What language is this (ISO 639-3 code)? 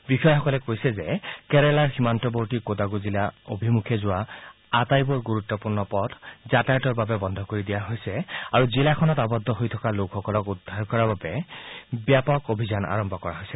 asm